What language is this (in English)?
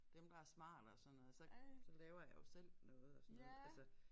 Danish